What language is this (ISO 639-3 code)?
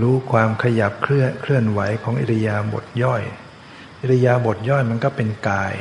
tha